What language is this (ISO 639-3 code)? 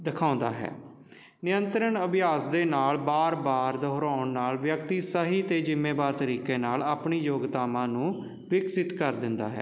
pan